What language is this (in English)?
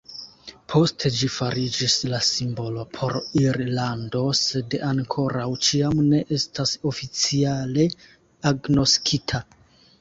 Esperanto